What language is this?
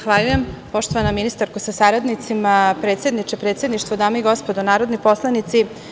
Serbian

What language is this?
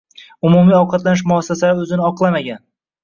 Uzbek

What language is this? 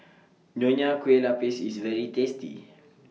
English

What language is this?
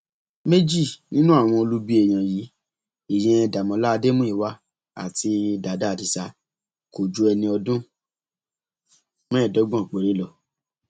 Yoruba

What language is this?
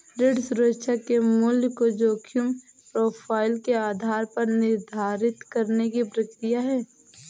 Hindi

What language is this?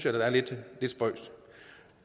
Danish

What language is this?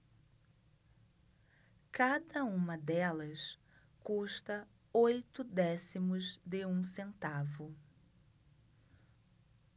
Portuguese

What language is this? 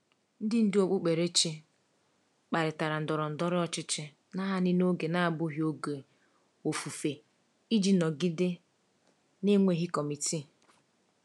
Igbo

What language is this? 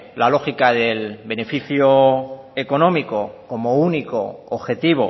Spanish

